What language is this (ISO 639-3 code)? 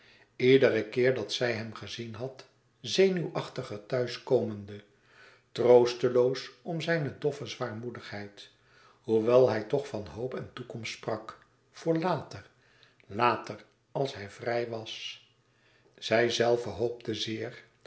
nld